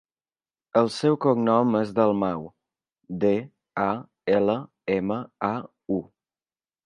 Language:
Catalan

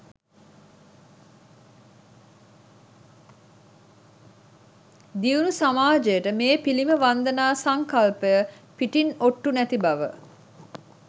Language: Sinhala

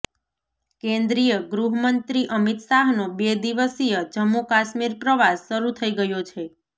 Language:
Gujarati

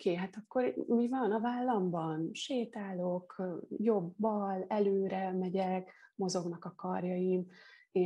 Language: Hungarian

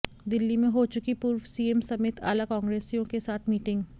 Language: Hindi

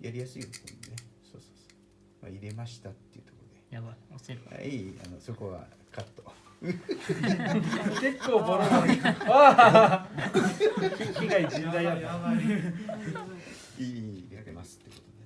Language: Japanese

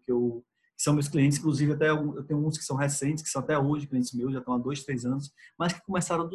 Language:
Portuguese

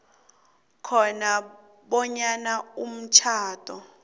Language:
South Ndebele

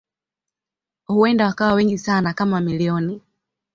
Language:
Swahili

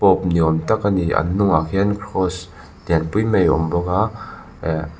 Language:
Mizo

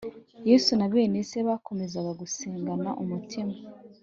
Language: Kinyarwanda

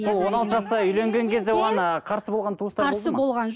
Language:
Kazakh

